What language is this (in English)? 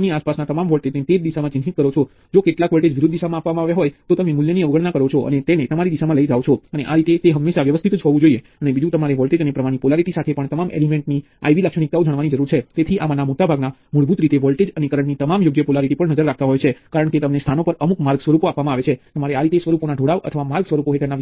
Gujarati